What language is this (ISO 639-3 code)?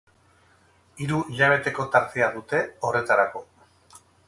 eus